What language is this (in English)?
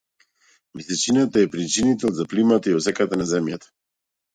Macedonian